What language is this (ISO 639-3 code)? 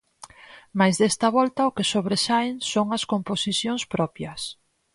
glg